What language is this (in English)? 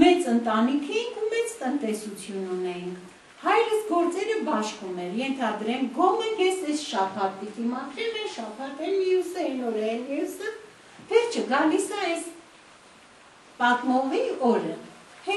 Romanian